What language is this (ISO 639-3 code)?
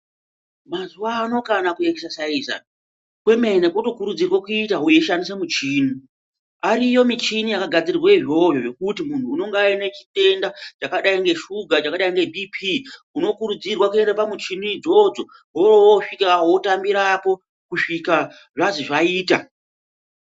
ndc